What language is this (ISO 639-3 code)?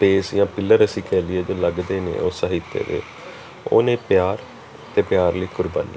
pan